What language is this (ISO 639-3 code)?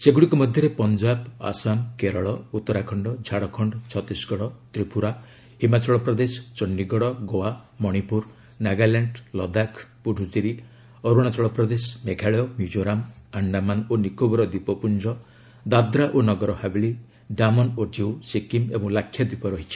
ori